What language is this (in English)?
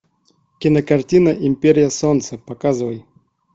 Russian